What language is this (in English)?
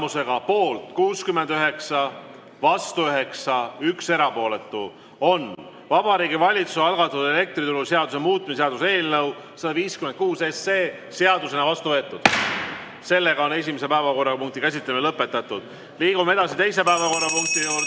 Estonian